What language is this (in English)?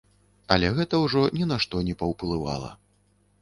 Belarusian